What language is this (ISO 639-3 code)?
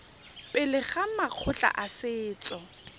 tsn